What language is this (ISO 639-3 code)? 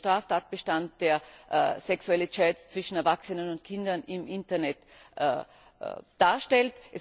deu